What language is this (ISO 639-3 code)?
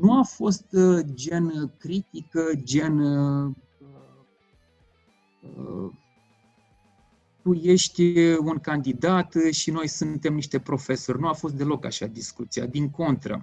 ron